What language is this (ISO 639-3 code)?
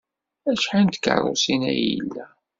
kab